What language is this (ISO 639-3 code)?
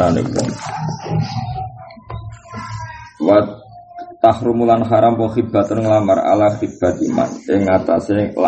msa